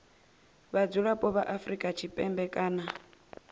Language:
Venda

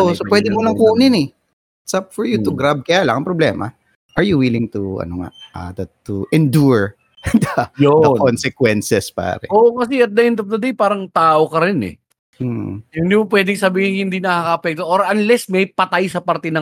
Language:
Filipino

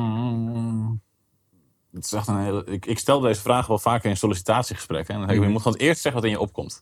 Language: Dutch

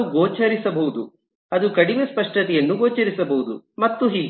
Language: Kannada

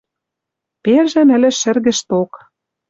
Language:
Western Mari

